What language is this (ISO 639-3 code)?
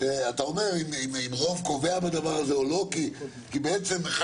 heb